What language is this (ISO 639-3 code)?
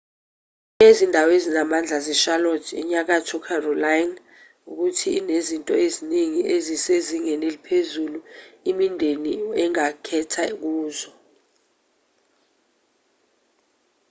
zul